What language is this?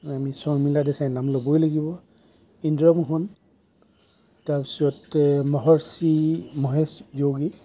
Assamese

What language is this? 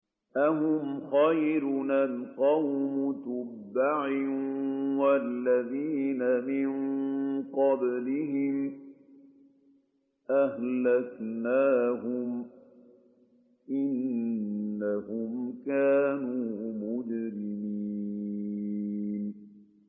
Arabic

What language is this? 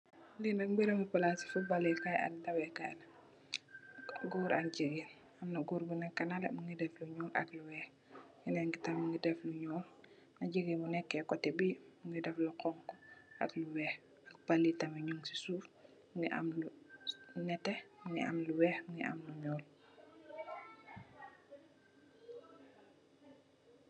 Wolof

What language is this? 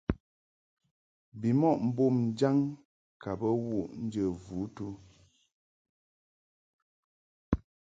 Mungaka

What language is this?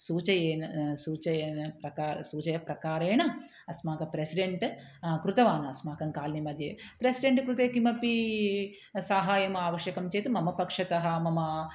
Sanskrit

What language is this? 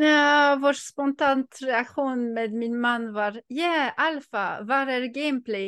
Swedish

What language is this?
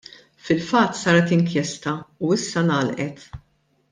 Maltese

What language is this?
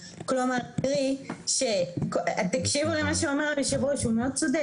Hebrew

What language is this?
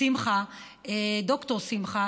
Hebrew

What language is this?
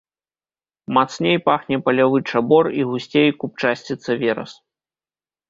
Belarusian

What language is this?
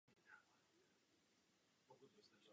Czech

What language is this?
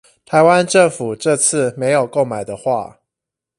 Chinese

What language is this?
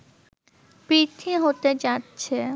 Bangla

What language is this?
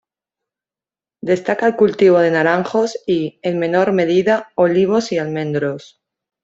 Spanish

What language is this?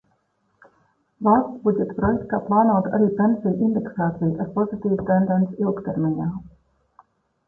Latvian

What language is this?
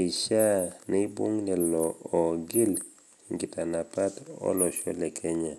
Masai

